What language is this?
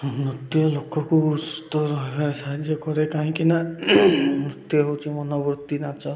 Odia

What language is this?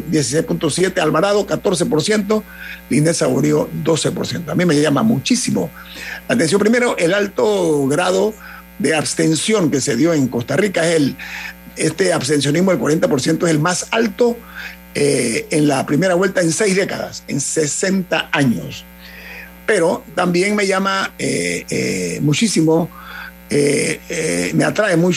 Spanish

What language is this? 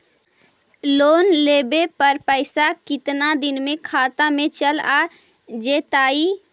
Magahi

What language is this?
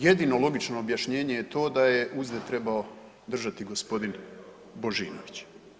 Croatian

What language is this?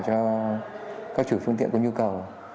Vietnamese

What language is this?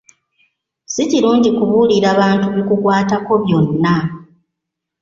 Ganda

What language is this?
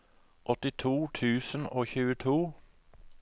Norwegian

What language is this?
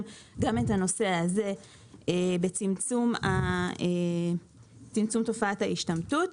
Hebrew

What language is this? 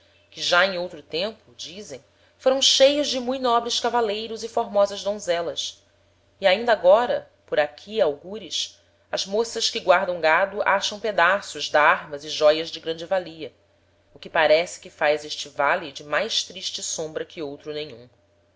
Portuguese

